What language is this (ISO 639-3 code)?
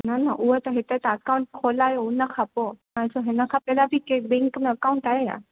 snd